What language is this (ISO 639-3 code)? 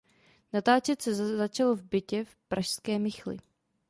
ces